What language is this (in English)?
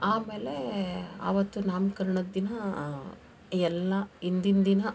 Kannada